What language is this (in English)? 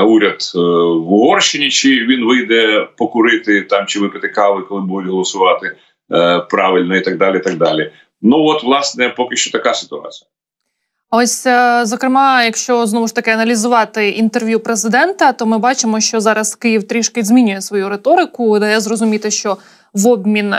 Ukrainian